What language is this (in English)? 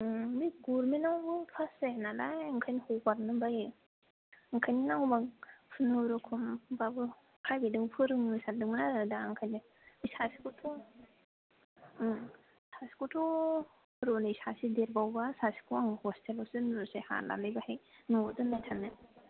Bodo